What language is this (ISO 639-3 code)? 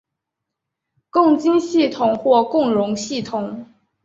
zho